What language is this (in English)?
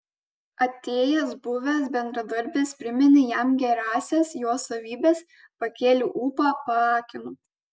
Lithuanian